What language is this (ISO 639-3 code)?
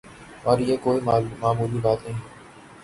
urd